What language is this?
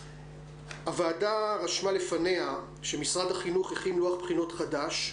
Hebrew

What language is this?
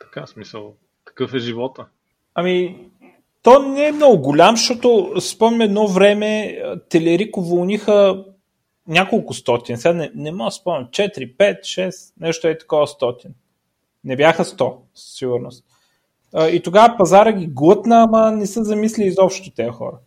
Bulgarian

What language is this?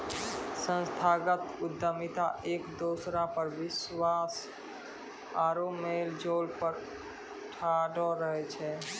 Maithili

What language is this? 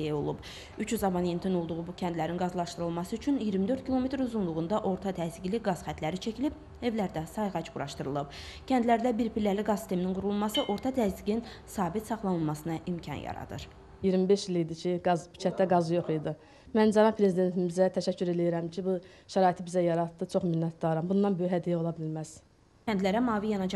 Turkish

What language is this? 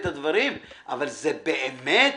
Hebrew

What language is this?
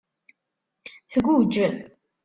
Kabyle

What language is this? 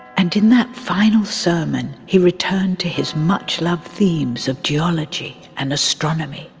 English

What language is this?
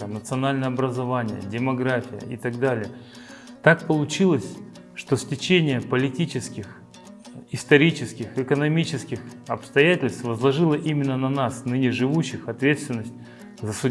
Russian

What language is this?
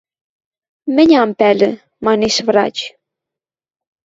Western Mari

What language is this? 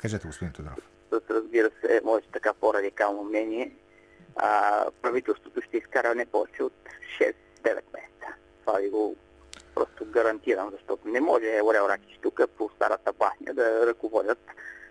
Bulgarian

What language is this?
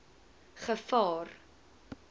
Afrikaans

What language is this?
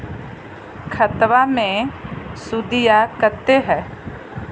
Magahi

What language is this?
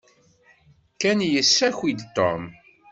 Kabyle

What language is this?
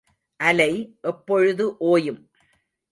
Tamil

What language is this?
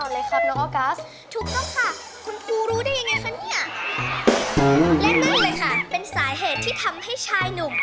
Thai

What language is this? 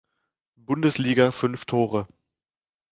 German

